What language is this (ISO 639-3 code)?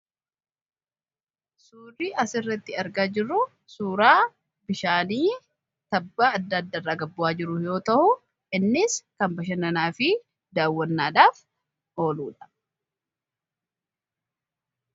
orm